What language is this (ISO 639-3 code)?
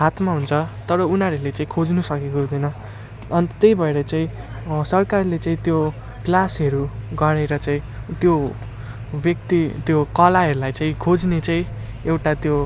nep